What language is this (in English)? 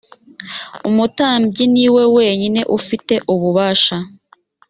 Kinyarwanda